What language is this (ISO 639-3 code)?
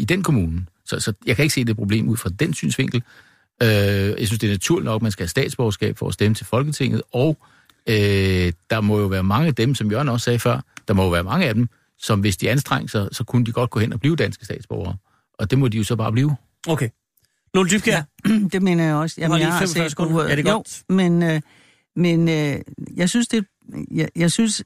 dan